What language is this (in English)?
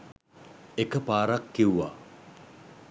Sinhala